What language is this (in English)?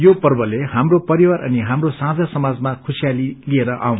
Nepali